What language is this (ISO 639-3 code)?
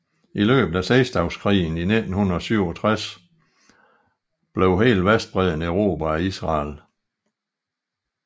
dan